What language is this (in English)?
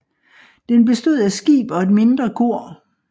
Danish